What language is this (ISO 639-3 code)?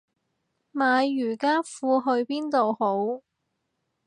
yue